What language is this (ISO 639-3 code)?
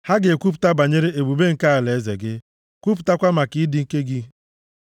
ibo